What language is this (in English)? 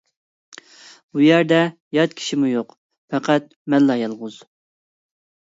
Uyghur